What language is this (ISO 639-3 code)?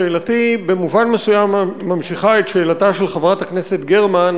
heb